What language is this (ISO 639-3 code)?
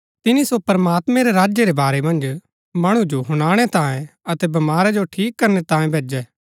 gbk